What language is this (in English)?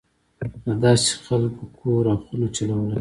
Pashto